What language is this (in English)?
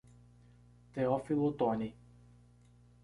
Portuguese